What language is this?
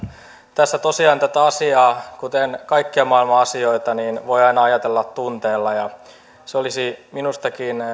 Finnish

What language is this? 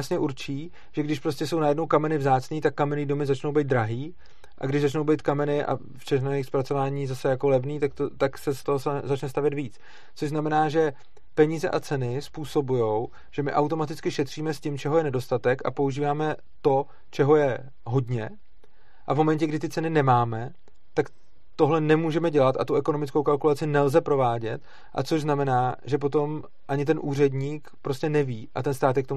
Czech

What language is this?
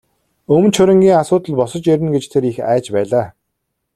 Mongolian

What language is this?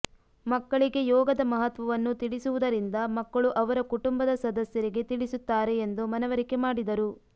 Kannada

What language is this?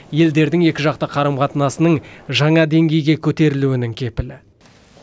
Kazakh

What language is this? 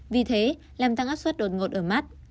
Vietnamese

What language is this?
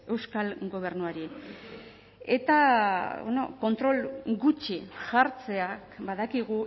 Basque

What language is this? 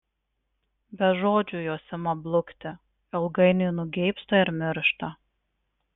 Lithuanian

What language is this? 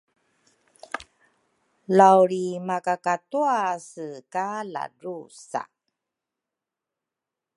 Rukai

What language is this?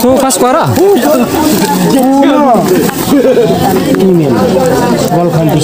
Arabic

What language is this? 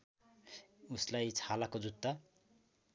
Nepali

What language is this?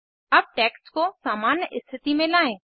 Hindi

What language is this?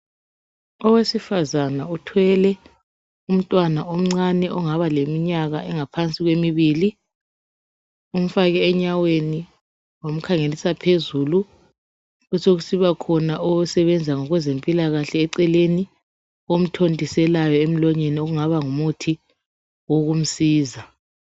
North Ndebele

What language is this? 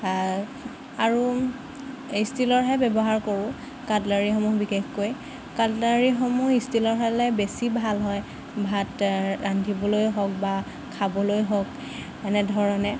Assamese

